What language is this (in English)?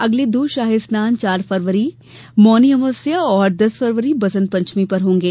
Hindi